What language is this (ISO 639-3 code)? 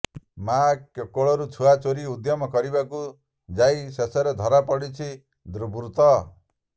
ori